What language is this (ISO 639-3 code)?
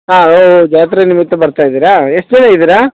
kan